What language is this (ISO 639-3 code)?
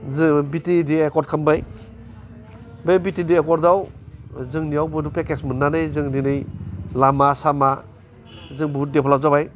brx